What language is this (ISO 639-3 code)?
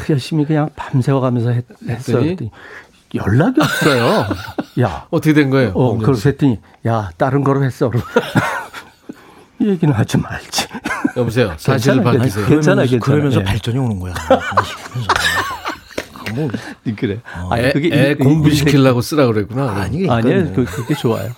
kor